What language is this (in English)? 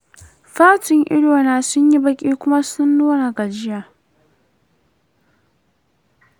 Hausa